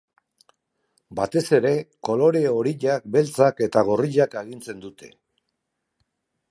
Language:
Basque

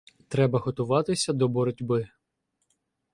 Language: Ukrainian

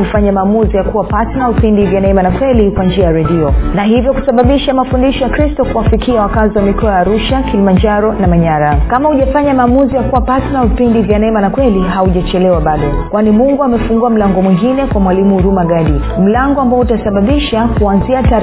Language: Swahili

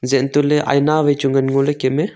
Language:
Wancho Naga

